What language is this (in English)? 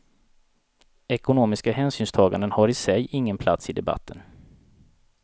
Swedish